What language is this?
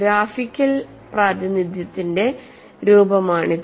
Malayalam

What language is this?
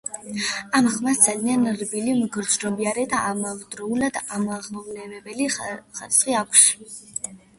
Georgian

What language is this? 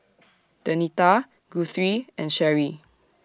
English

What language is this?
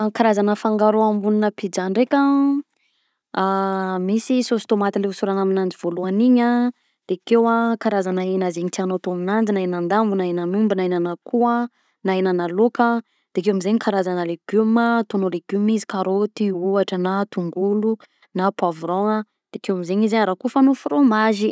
Southern Betsimisaraka Malagasy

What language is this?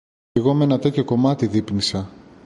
Greek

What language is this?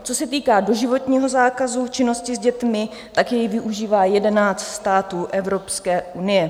Czech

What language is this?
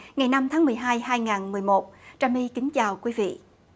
Vietnamese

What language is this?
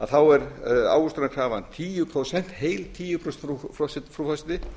Icelandic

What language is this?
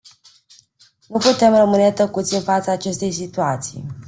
Romanian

